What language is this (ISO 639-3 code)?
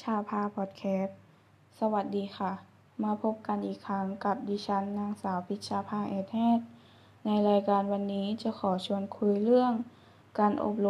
tha